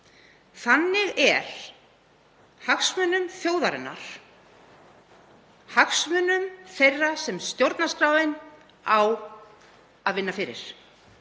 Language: Icelandic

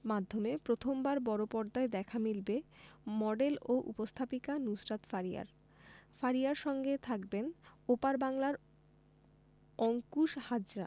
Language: Bangla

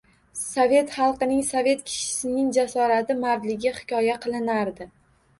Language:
Uzbek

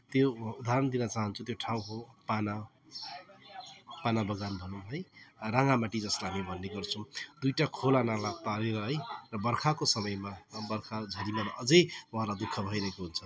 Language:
Nepali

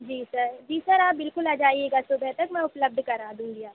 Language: Hindi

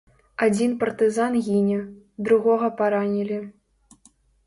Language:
Belarusian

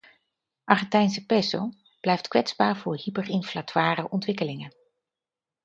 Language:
Dutch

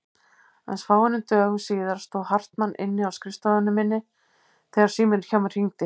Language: Icelandic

